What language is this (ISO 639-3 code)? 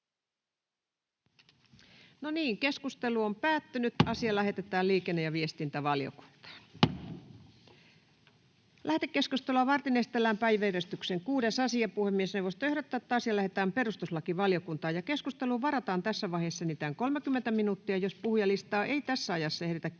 fin